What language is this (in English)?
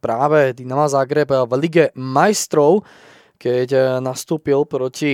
Slovak